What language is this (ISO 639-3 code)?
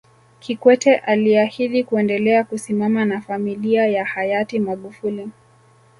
swa